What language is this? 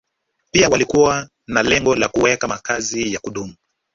Swahili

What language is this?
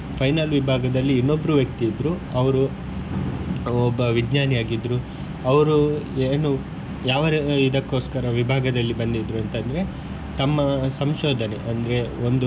Kannada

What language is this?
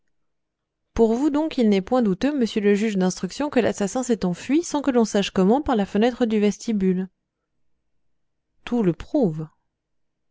French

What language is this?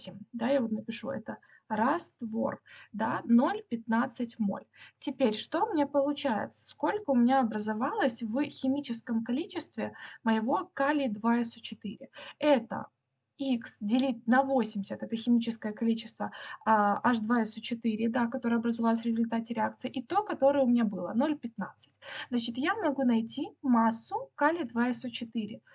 Russian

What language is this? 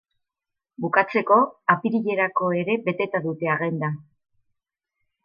Basque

